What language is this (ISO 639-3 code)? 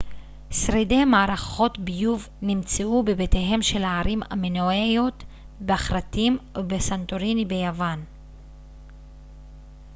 heb